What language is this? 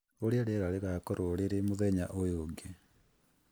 Kikuyu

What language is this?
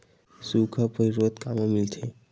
Chhattisgarhi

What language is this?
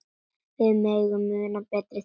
Icelandic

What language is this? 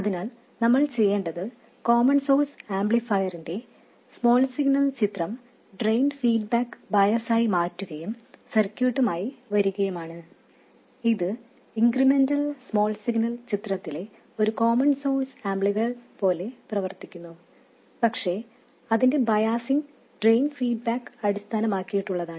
Malayalam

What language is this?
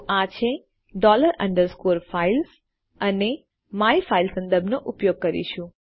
Gujarati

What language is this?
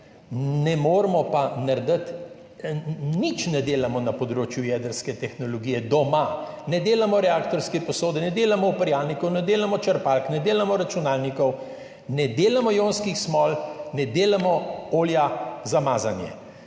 Slovenian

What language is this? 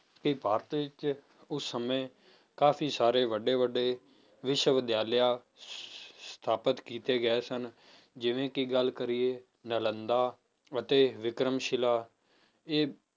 Punjabi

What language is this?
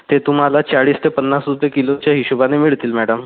Marathi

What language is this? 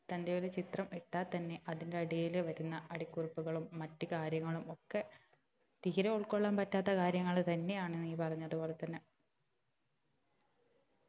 Malayalam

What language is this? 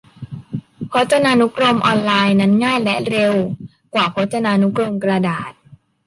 Thai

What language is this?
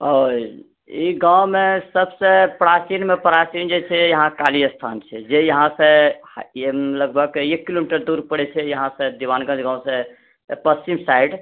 Maithili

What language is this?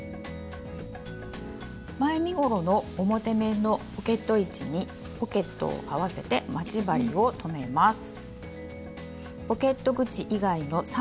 Japanese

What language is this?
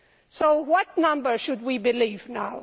English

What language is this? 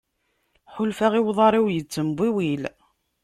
Kabyle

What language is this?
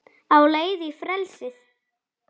Icelandic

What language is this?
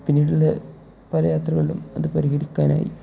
Malayalam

